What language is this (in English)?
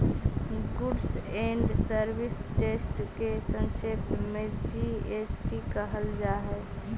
Magahi